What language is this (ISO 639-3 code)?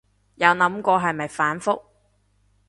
yue